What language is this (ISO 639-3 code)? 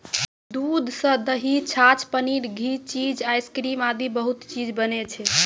mai